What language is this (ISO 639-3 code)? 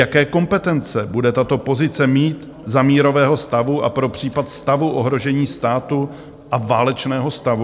ces